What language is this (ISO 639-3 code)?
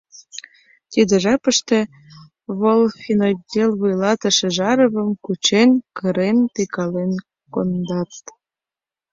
chm